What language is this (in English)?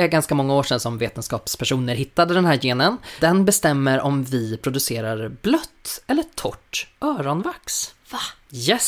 Swedish